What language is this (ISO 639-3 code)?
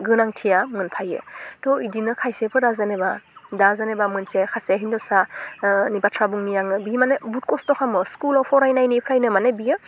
brx